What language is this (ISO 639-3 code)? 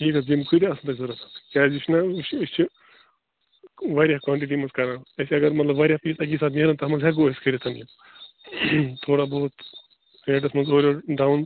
kas